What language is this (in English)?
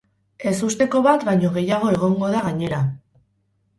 Basque